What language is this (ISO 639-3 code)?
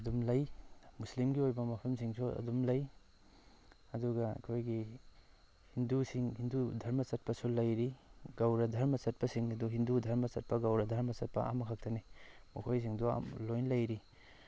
mni